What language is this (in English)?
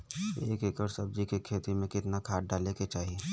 Bhojpuri